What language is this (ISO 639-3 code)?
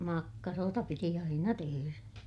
fin